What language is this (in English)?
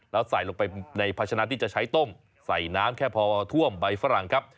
Thai